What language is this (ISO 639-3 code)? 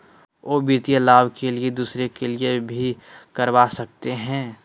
mag